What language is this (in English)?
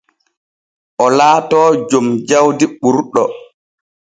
Borgu Fulfulde